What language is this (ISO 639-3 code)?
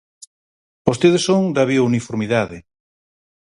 glg